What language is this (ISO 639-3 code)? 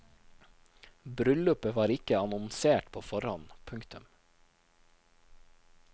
nor